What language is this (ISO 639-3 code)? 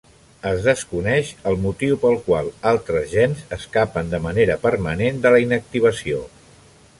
cat